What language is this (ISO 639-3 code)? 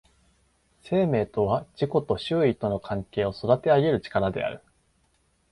jpn